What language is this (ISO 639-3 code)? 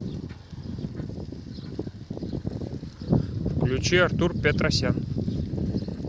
rus